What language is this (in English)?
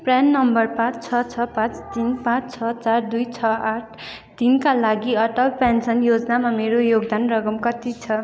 Nepali